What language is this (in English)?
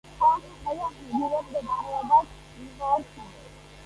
Georgian